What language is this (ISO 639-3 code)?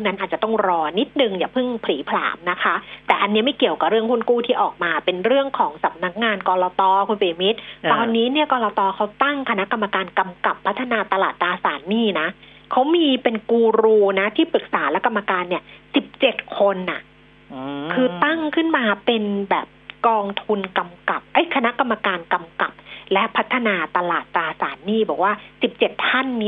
tha